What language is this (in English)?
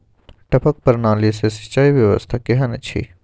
Maithili